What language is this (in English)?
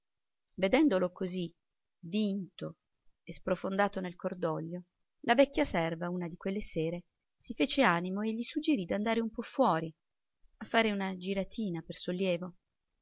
Italian